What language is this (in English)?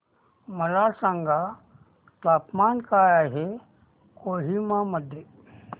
Marathi